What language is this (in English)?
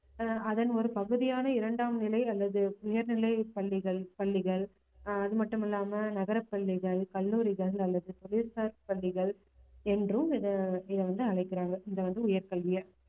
Tamil